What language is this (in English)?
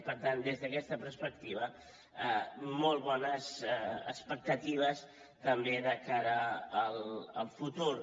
Catalan